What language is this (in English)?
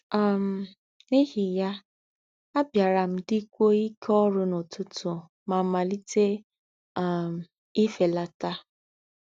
Igbo